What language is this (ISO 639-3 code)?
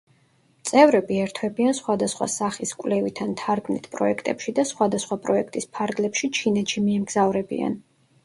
kat